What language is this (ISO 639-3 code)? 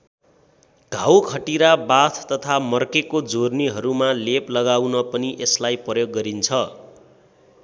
nep